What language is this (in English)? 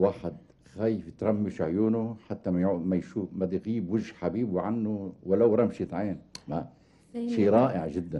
Arabic